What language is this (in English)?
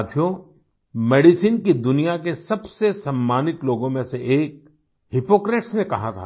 Hindi